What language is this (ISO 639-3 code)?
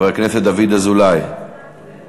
heb